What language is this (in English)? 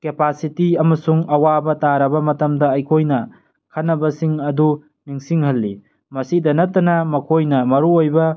Manipuri